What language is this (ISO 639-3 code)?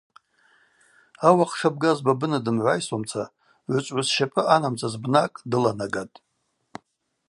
abq